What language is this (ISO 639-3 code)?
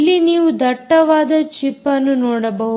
kan